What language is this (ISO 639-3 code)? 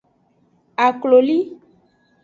ajg